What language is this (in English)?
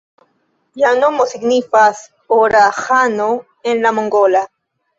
Esperanto